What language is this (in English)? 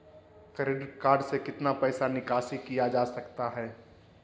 Magahi